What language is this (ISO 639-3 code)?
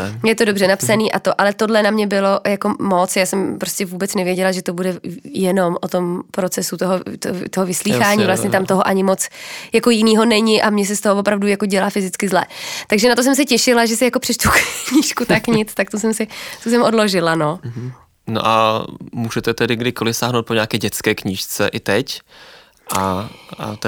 ces